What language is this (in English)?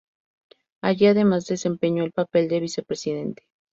Spanish